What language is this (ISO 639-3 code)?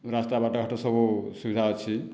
ori